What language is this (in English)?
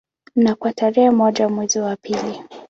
Swahili